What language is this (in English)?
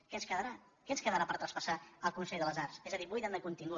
Catalan